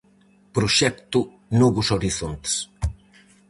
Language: Galician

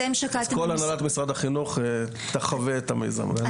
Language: Hebrew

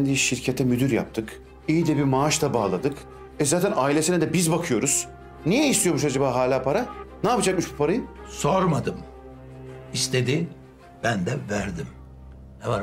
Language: Turkish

